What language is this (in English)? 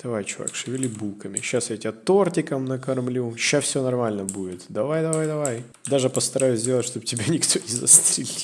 Russian